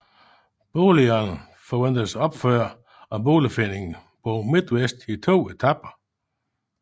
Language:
Danish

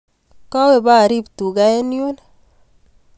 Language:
Kalenjin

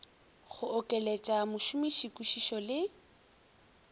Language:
Northern Sotho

